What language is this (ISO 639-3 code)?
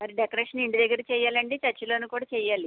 tel